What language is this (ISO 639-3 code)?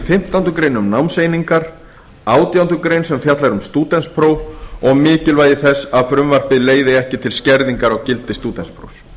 isl